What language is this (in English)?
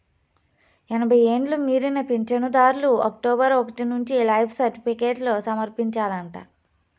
Telugu